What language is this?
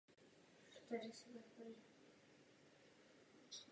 Czech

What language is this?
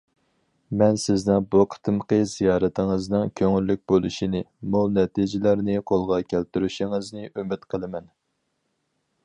Uyghur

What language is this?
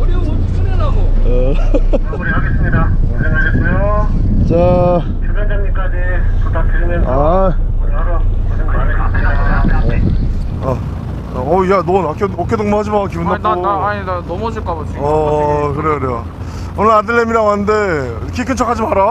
Korean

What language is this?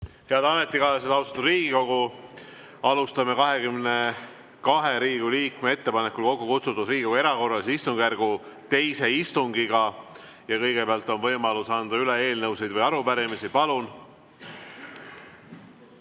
Estonian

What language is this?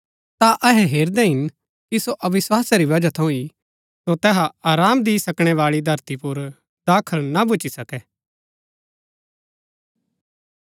Gaddi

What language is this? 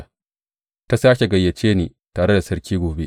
Hausa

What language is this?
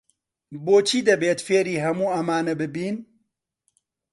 Central Kurdish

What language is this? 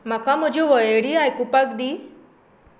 Konkani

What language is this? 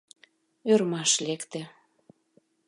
Mari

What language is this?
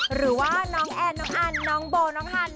Thai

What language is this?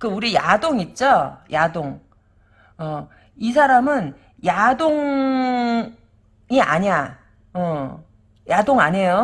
Korean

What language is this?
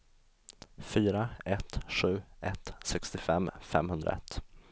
Swedish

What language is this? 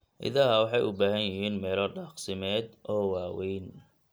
Somali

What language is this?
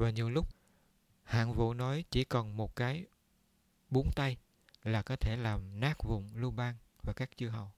Vietnamese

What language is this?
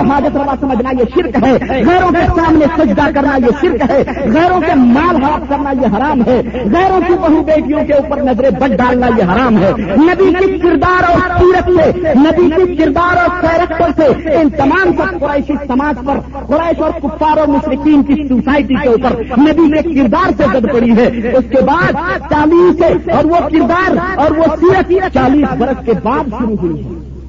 Urdu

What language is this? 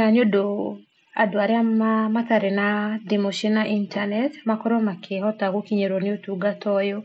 Kikuyu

